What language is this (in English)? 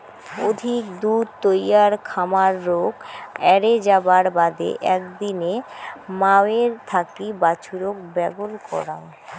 Bangla